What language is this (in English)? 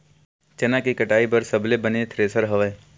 Chhattisgarhi